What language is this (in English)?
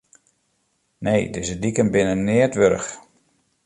Western Frisian